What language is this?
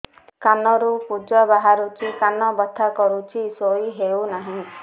Odia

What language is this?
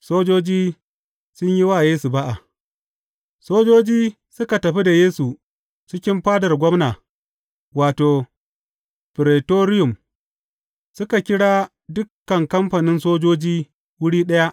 Hausa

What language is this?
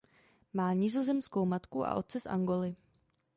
Czech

